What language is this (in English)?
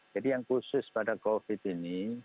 Indonesian